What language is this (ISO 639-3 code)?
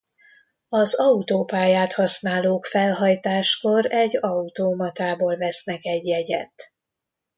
hun